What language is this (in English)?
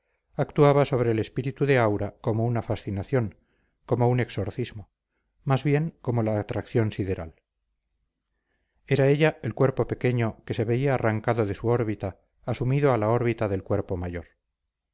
Spanish